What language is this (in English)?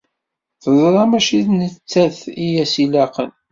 Kabyle